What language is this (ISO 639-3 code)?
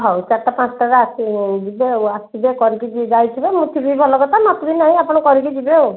ori